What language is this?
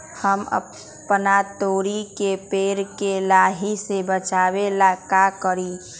Magahi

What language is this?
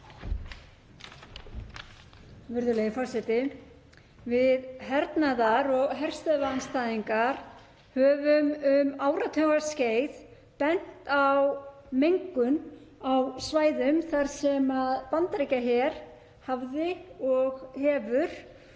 Icelandic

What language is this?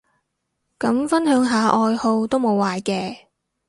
Cantonese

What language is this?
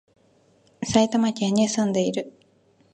Japanese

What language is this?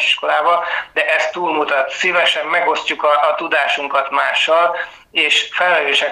Hungarian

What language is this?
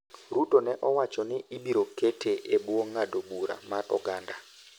Luo (Kenya and Tanzania)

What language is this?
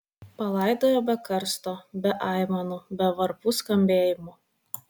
Lithuanian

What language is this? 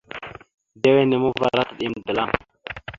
Mada (Cameroon)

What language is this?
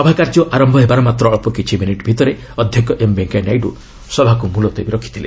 Odia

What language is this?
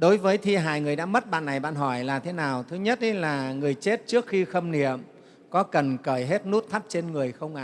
Vietnamese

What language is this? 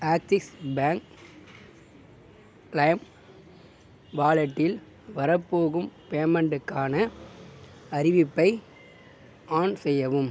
Tamil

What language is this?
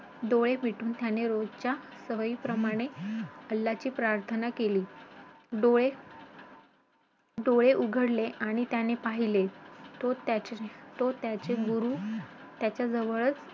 Marathi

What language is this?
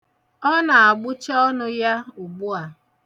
Igbo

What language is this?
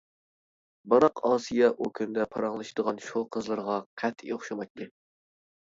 Uyghur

